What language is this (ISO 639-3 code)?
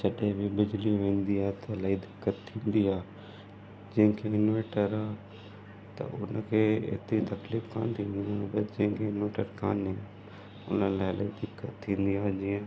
snd